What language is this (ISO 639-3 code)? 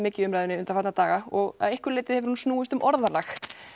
isl